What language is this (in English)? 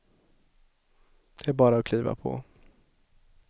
Swedish